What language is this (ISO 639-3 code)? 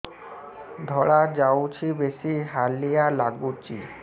ori